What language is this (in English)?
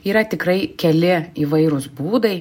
Lithuanian